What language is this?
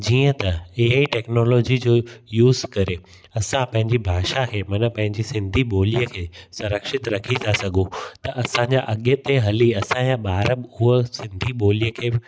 Sindhi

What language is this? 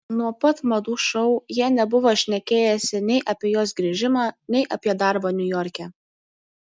Lithuanian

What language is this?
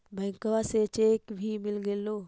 Magahi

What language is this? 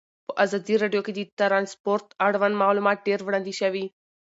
Pashto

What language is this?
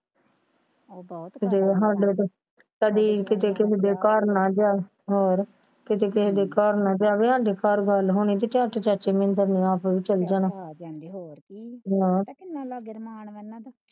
Punjabi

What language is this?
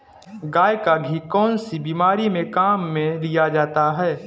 Hindi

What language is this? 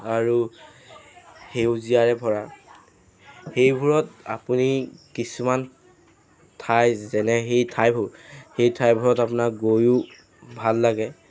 Assamese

